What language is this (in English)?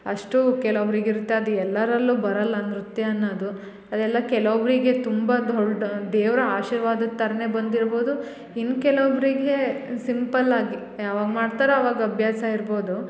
Kannada